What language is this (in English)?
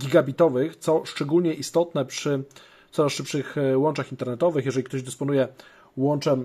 Polish